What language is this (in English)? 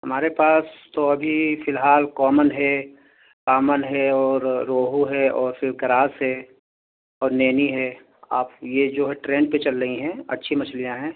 Urdu